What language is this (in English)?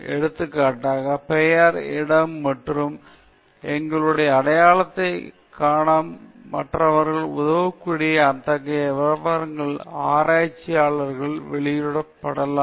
Tamil